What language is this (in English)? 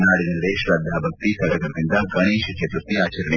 Kannada